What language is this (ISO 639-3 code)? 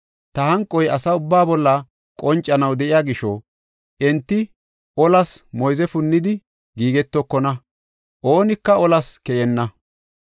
gof